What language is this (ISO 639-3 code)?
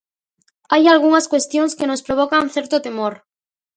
glg